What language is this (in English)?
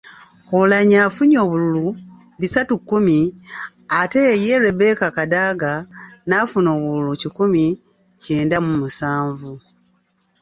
Ganda